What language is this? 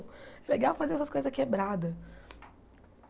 Portuguese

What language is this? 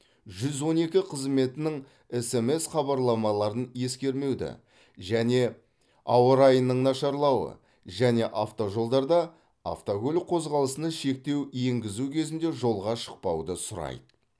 Kazakh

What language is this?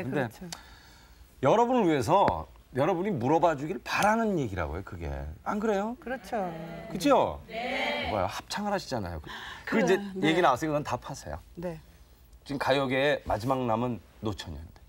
Korean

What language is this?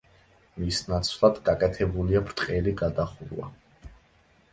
Georgian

